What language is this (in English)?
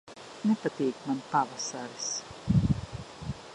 Latvian